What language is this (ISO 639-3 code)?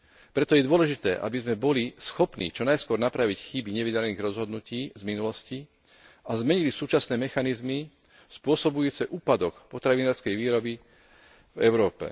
slk